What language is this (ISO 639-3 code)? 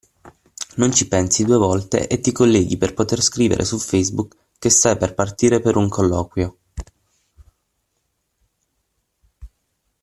ita